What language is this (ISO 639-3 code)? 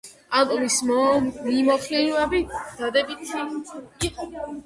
kat